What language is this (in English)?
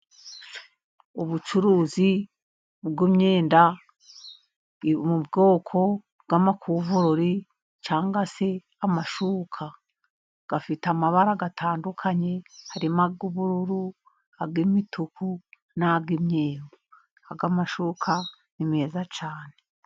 Kinyarwanda